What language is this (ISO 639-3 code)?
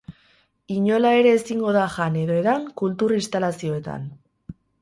eus